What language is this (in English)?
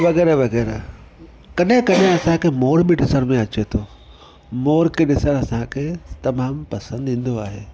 Sindhi